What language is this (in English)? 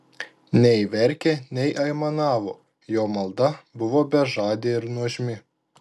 Lithuanian